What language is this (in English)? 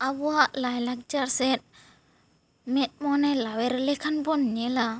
Santali